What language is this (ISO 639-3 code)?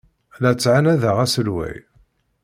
kab